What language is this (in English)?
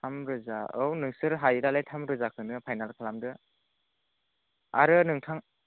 Bodo